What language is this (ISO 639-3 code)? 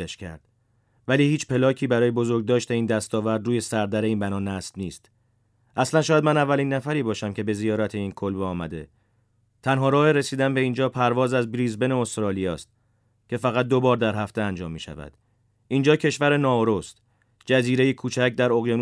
fas